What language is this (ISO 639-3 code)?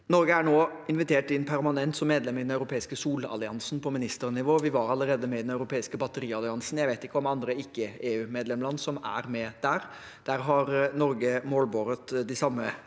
nor